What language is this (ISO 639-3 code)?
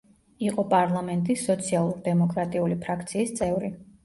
kat